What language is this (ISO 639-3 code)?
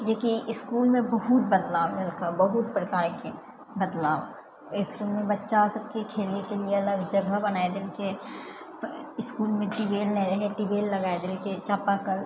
mai